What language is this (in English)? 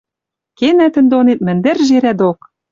Western Mari